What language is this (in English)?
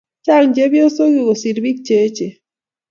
Kalenjin